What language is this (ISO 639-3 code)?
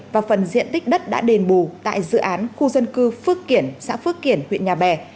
vie